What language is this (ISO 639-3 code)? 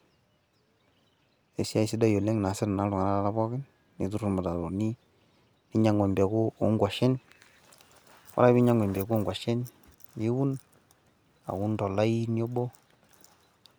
mas